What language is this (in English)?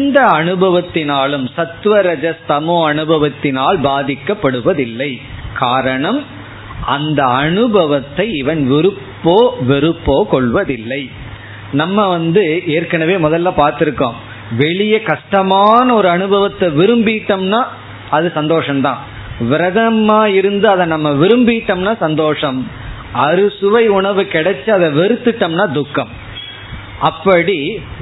Tamil